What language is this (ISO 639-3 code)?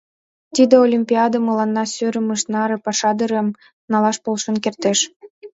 chm